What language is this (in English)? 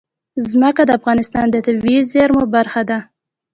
Pashto